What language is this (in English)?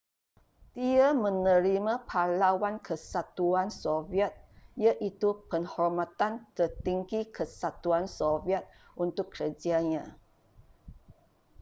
Malay